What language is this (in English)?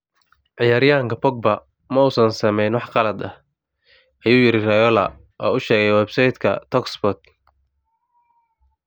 Somali